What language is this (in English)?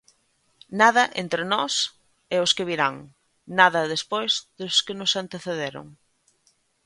Galician